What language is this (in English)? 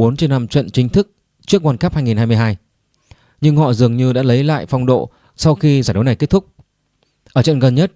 Vietnamese